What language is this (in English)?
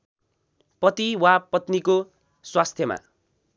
Nepali